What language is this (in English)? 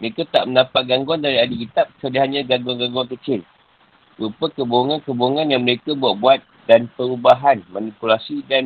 Malay